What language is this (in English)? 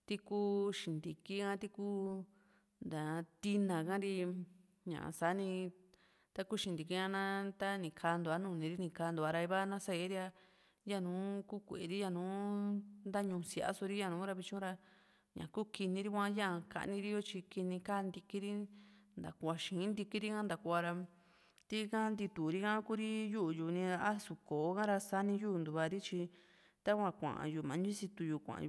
Juxtlahuaca Mixtec